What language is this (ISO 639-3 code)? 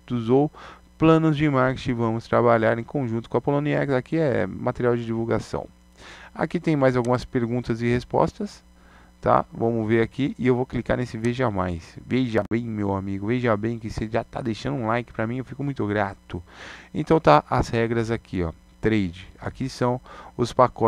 por